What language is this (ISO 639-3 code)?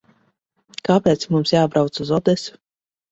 lav